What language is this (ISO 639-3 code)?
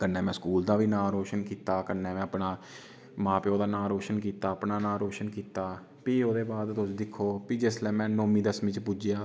doi